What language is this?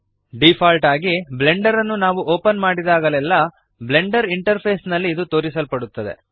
Kannada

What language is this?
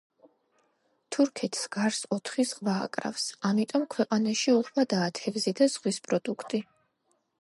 Georgian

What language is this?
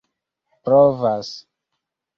Esperanto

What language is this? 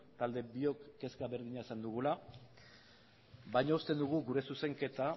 Basque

